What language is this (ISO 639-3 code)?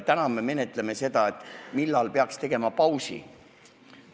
est